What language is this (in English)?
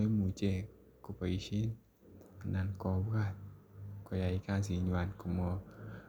Kalenjin